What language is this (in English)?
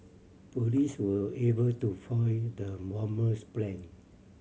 English